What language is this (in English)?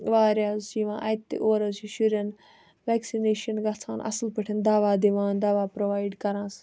Kashmiri